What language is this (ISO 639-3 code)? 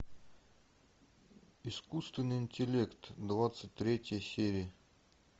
rus